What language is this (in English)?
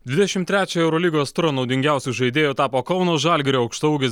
Lithuanian